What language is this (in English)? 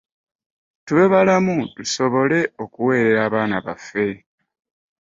Ganda